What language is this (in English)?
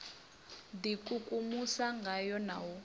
Venda